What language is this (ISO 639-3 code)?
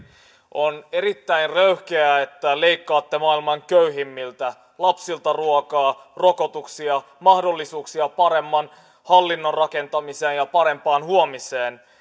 fin